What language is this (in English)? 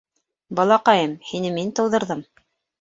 Bashkir